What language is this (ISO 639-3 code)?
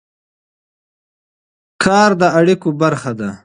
pus